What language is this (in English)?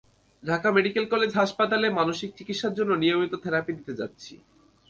Bangla